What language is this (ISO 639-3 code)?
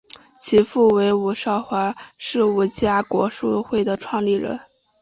zho